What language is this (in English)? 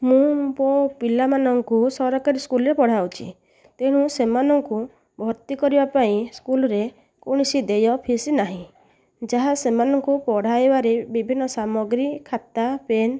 Odia